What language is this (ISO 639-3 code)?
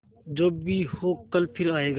hin